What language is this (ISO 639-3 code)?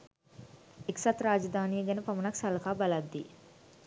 sin